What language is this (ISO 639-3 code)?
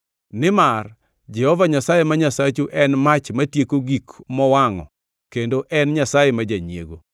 luo